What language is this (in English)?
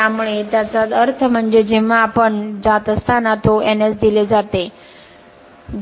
Marathi